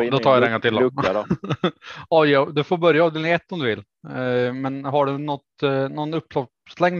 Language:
Swedish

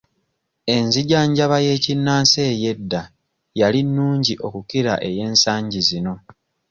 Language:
Ganda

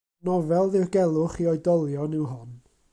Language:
Welsh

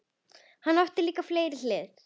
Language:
Icelandic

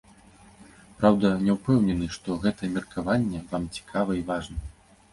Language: Belarusian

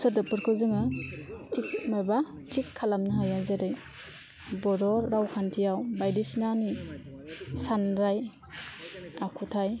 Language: Bodo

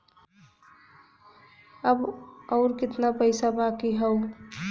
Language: Bhojpuri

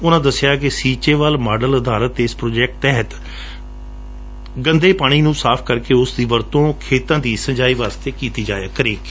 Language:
Punjabi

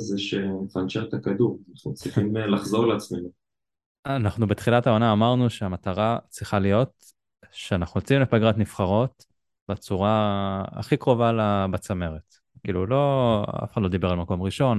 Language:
Hebrew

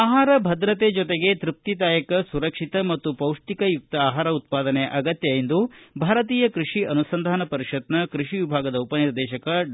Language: Kannada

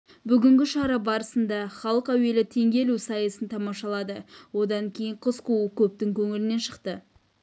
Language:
Kazakh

